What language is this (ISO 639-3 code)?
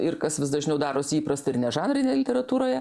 lit